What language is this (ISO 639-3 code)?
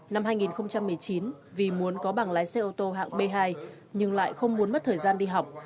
vie